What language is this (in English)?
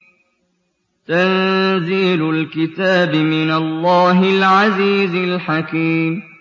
Arabic